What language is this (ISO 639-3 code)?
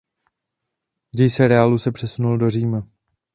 ces